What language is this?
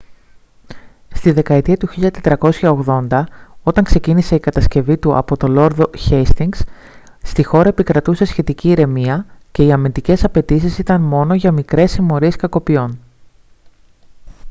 Greek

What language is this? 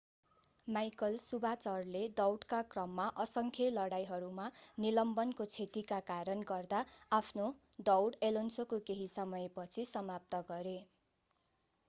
Nepali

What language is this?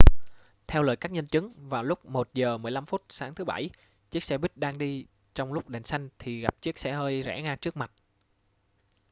Vietnamese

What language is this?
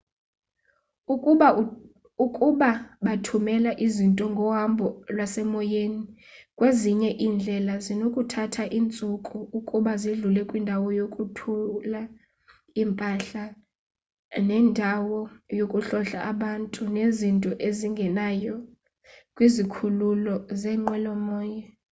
Xhosa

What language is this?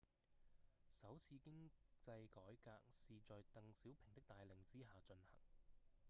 Cantonese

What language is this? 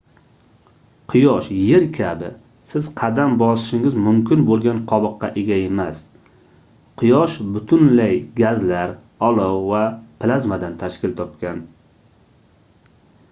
Uzbek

